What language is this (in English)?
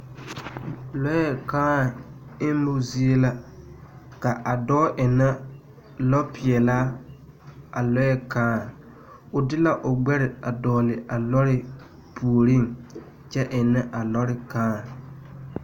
Southern Dagaare